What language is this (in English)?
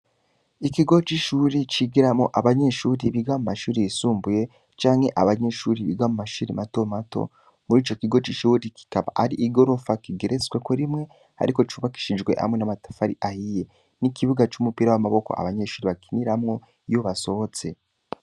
Rundi